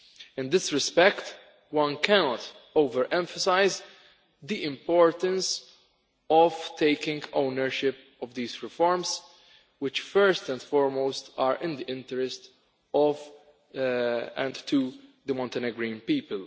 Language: English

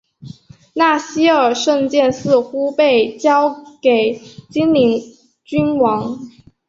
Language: Chinese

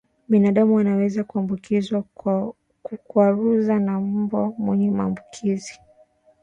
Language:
Swahili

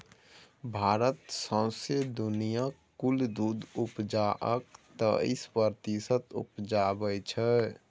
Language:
Maithili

